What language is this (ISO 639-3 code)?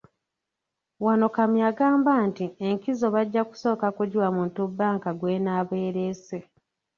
lug